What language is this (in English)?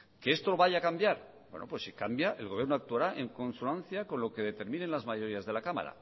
Spanish